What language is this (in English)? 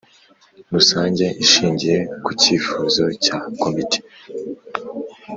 Kinyarwanda